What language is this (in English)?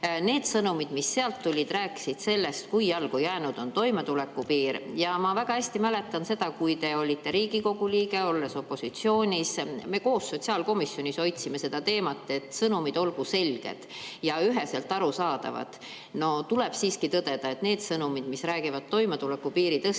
Estonian